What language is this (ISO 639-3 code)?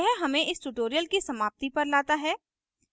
hin